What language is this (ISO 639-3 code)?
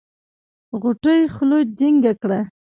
pus